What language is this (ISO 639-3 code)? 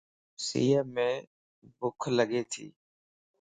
lss